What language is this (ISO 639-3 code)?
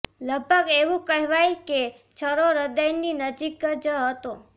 guj